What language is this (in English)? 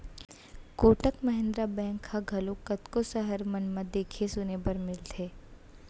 Chhattisgarhi